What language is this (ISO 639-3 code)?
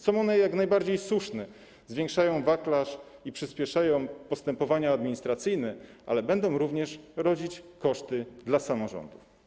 pol